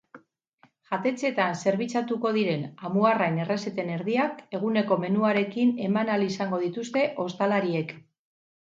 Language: Basque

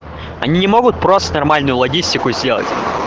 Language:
Russian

